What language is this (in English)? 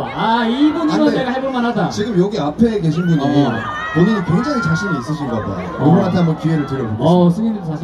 Korean